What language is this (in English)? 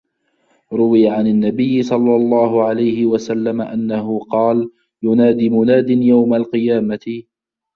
Arabic